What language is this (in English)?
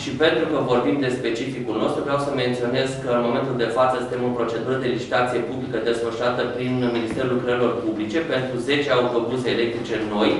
Romanian